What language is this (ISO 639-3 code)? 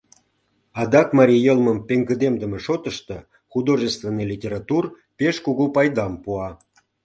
chm